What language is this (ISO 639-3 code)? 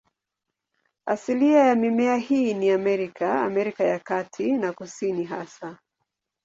swa